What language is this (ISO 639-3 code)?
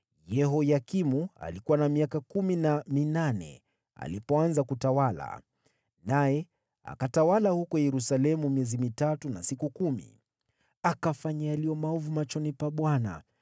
swa